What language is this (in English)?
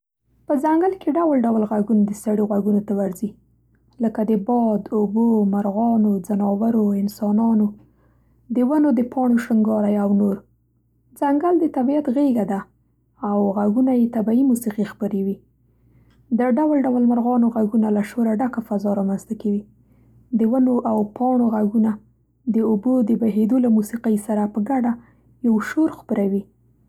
Central Pashto